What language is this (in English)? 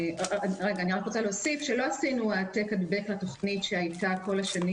Hebrew